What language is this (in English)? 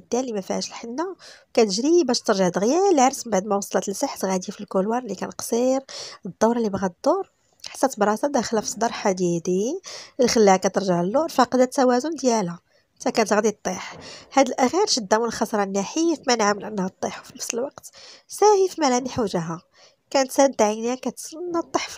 Arabic